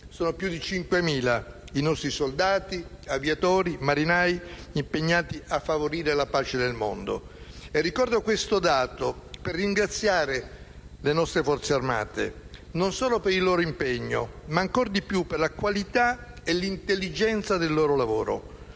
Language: Italian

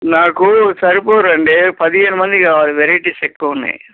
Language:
Telugu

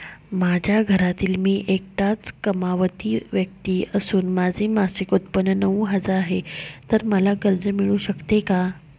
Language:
Marathi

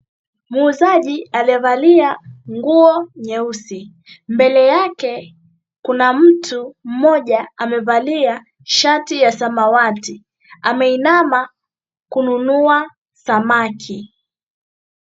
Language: Swahili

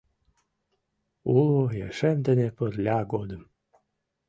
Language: Mari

